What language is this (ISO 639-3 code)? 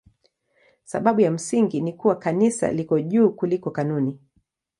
swa